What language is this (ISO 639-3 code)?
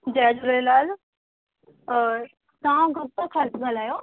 snd